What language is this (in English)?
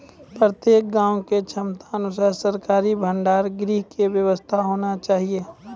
Maithili